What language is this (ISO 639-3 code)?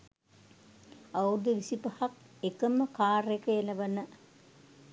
sin